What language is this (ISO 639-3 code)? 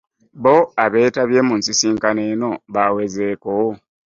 lug